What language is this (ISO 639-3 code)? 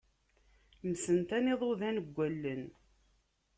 kab